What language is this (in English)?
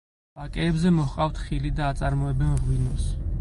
Georgian